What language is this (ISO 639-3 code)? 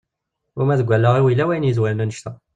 kab